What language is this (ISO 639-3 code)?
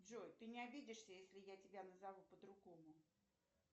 rus